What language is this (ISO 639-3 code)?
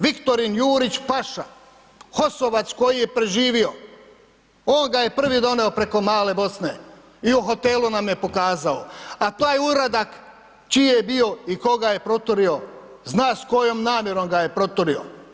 hrv